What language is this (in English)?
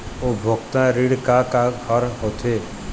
Chhattisgarhi